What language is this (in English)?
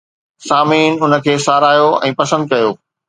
Sindhi